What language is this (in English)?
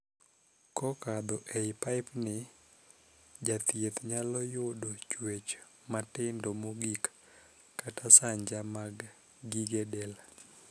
Luo (Kenya and Tanzania)